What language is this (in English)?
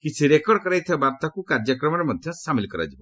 Odia